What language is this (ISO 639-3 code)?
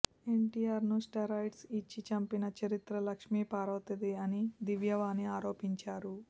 tel